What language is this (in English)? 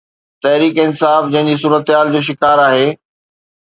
Sindhi